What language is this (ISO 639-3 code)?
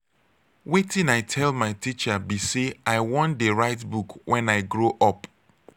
pcm